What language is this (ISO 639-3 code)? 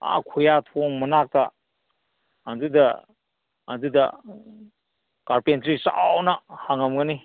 mni